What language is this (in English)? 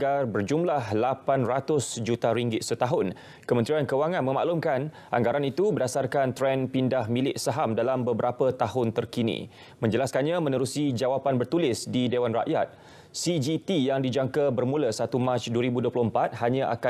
Malay